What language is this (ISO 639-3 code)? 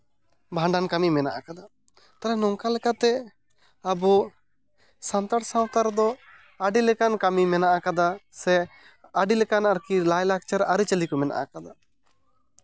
sat